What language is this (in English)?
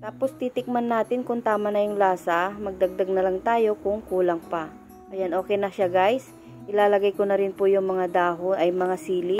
Filipino